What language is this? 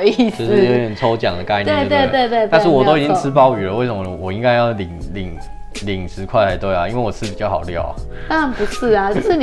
Chinese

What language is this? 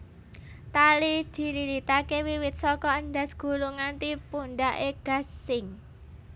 Javanese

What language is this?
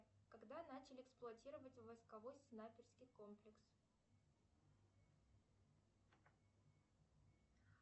Russian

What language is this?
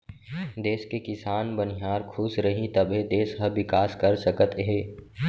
Chhattisgarhi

